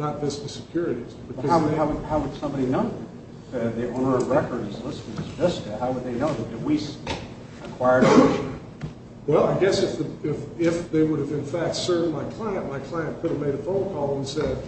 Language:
English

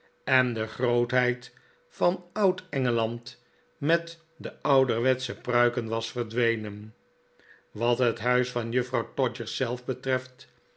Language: Dutch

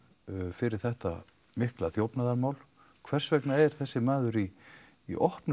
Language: Icelandic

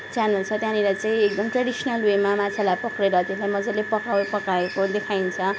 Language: Nepali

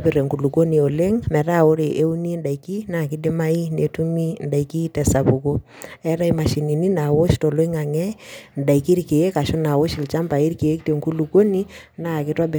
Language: Masai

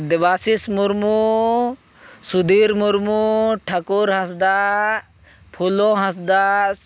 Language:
Santali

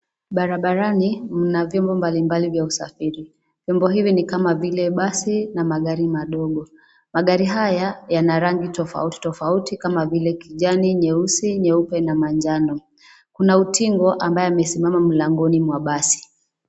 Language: Swahili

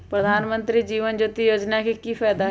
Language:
Magahi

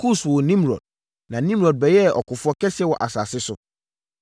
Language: Akan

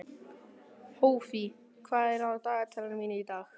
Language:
Icelandic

